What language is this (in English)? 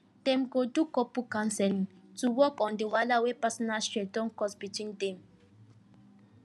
Nigerian Pidgin